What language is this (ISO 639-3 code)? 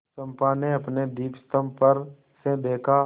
hin